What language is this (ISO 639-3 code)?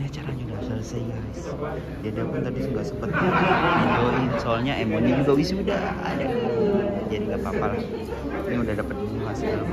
ind